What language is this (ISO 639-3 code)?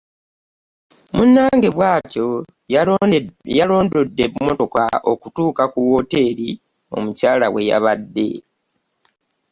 lug